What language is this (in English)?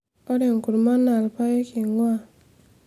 Masai